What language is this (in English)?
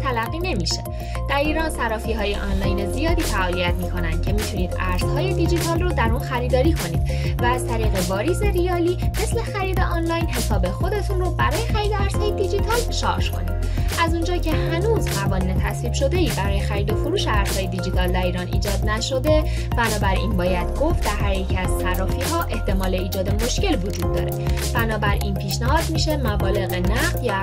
Persian